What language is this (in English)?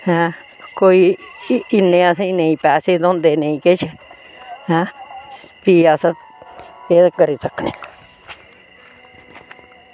Dogri